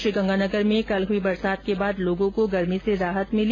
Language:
Hindi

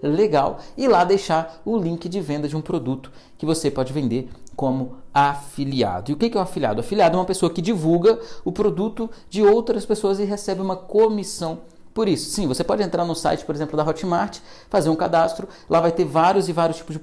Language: Portuguese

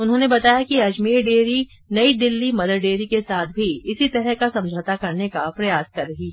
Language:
Hindi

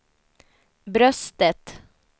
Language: Swedish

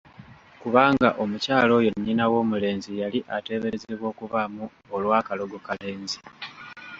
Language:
Ganda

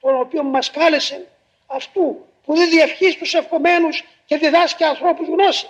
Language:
Greek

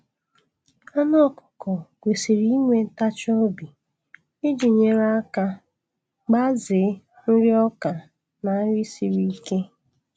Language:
Igbo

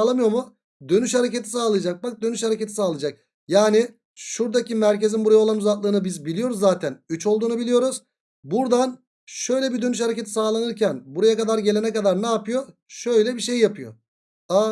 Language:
Turkish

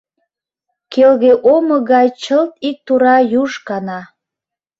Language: Mari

